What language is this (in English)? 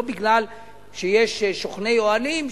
Hebrew